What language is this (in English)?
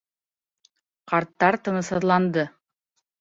Bashkir